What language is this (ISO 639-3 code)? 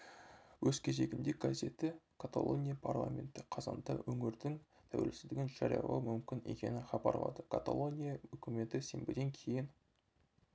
kaz